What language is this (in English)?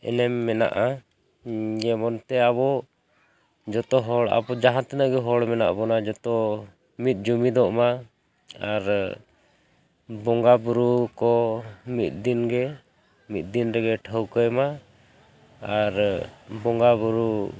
Santali